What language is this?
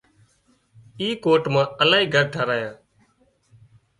Wadiyara Koli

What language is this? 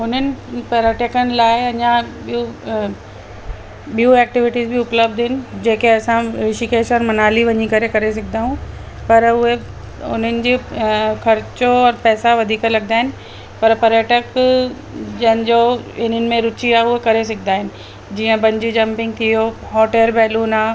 Sindhi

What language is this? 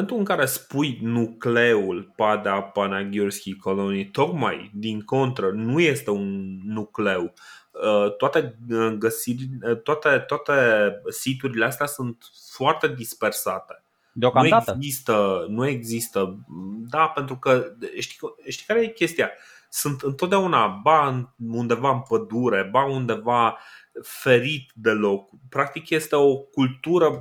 Romanian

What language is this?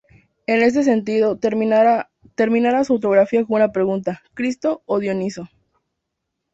Spanish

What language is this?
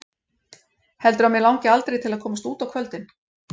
Icelandic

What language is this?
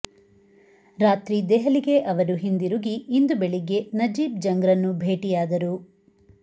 Kannada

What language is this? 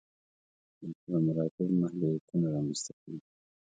Pashto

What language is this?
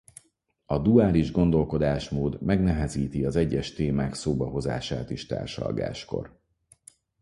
Hungarian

